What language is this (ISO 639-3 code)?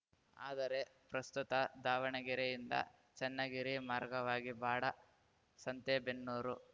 kan